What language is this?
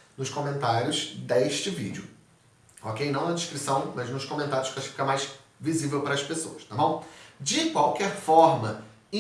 Portuguese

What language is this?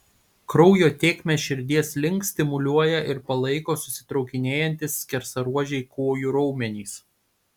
Lithuanian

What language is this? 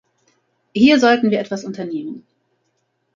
German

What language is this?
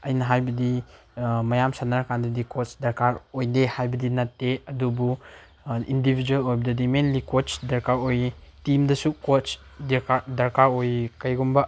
Manipuri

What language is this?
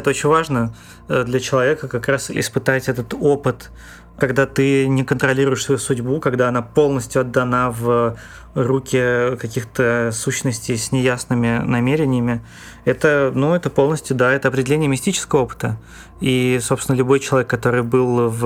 Russian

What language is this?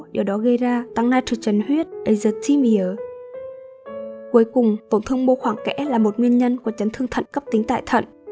Vietnamese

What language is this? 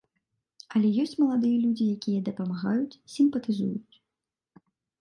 Belarusian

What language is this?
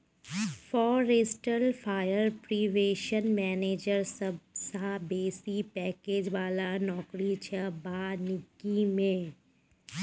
Maithili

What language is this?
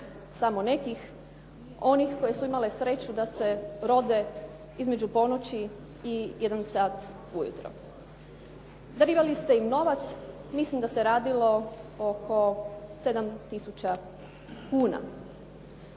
Croatian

